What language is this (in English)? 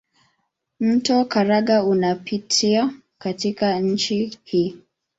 Swahili